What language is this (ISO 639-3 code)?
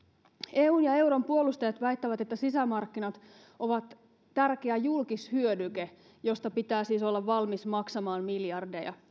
fin